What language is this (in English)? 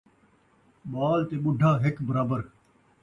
Saraiki